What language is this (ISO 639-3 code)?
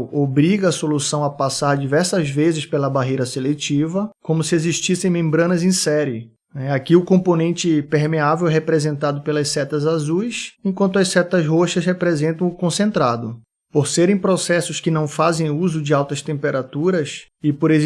por